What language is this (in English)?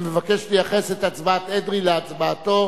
Hebrew